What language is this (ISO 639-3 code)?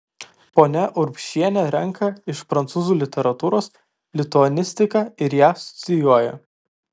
lit